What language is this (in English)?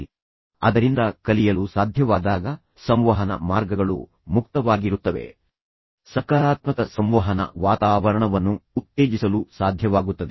Kannada